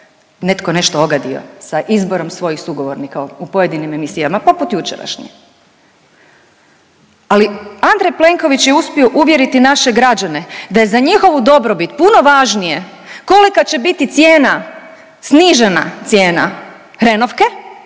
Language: Croatian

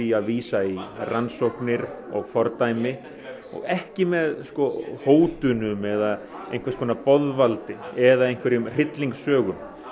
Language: Icelandic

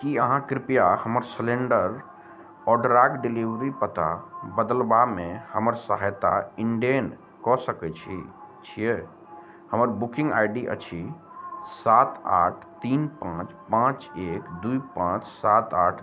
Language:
Maithili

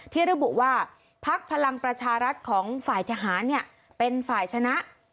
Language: Thai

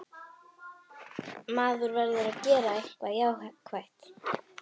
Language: Icelandic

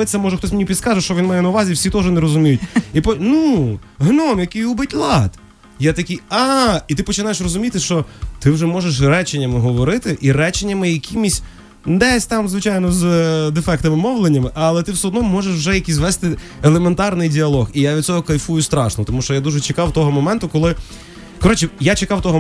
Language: Ukrainian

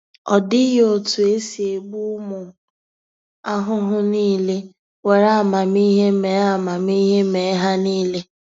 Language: Igbo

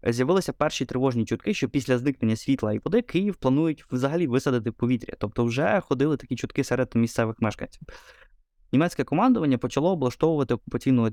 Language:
Ukrainian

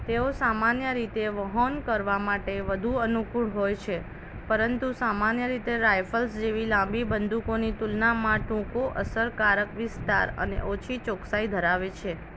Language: Gujarati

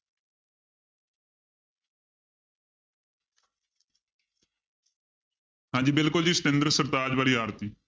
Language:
Punjabi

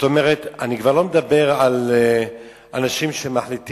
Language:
Hebrew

